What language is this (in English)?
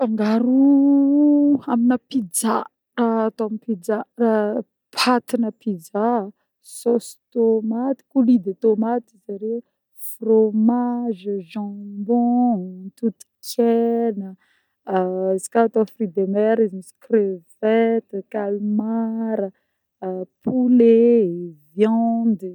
Northern Betsimisaraka Malagasy